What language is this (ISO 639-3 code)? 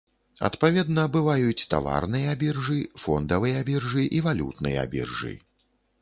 bel